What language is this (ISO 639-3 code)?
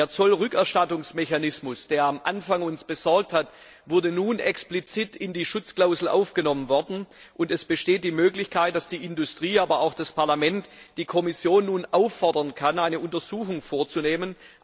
deu